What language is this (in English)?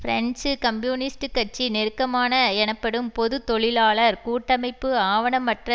Tamil